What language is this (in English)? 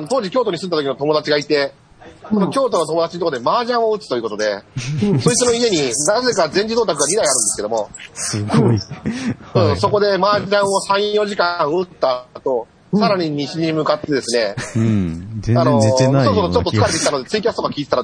Japanese